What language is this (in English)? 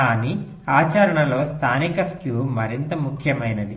Telugu